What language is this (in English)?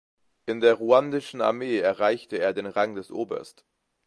German